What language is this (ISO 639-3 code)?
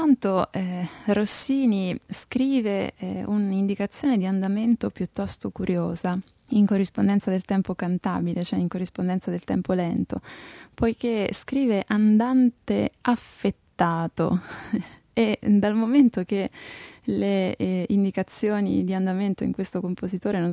ita